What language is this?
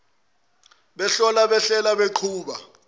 Zulu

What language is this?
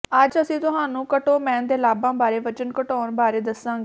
Punjabi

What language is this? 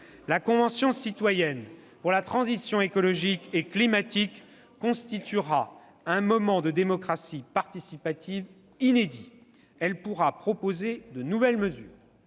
French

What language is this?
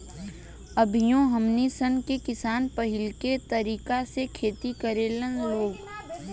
Bhojpuri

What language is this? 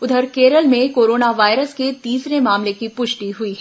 Hindi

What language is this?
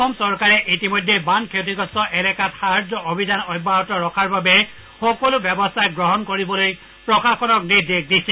Assamese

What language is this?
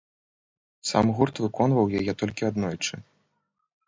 Belarusian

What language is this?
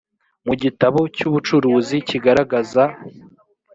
Kinyarwanda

